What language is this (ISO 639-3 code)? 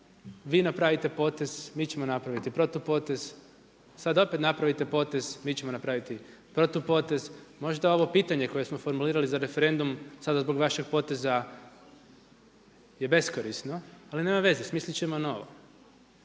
hrv